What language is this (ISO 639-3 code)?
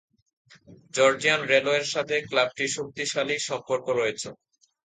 ben